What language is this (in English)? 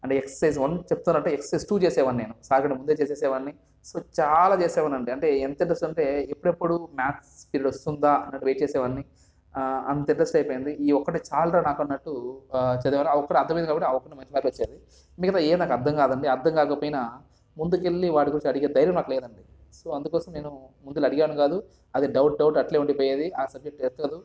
Telugu